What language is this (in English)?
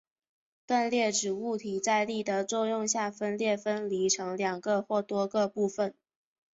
Chinese